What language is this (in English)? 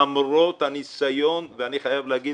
Hebrew